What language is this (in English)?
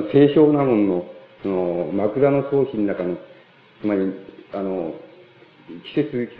Japanese